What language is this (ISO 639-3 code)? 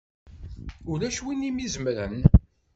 kab